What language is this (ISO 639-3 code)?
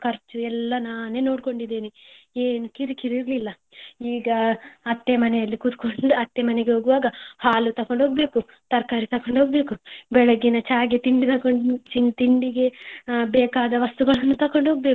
kan